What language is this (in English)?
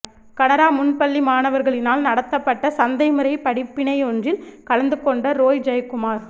Tamil